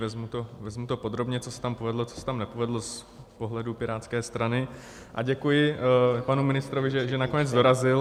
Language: Czech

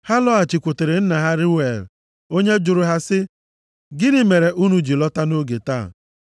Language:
Igbo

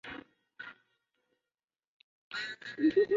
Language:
Chinese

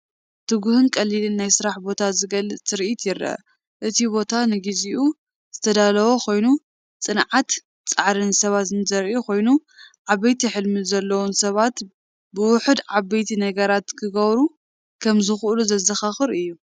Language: Tigrinya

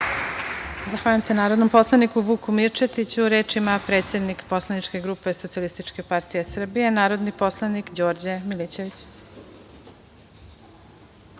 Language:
Serbian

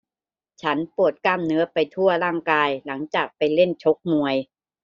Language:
Thai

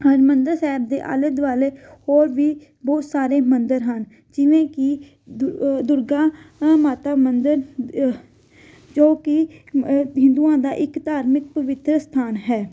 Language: Punjabi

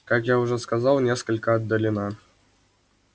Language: Russian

